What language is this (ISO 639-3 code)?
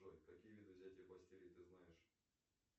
rus